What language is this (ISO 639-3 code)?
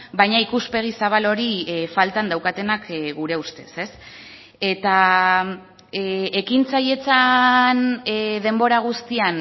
eus